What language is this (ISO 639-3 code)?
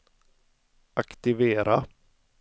swe